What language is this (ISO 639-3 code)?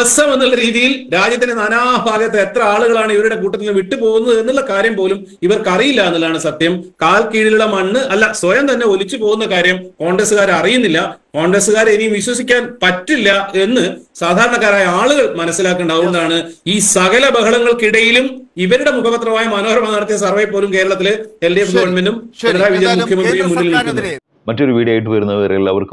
mal